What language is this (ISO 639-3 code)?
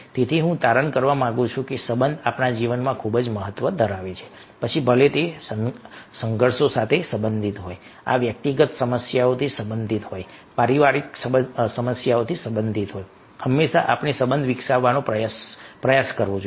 guj